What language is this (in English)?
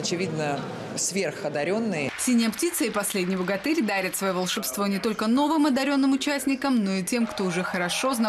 Russian